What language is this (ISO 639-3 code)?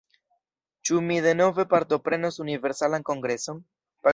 epo